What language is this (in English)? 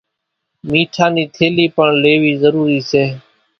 Kachi Koli